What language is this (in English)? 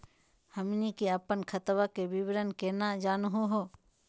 Magahi